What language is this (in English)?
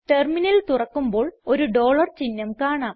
Malayalam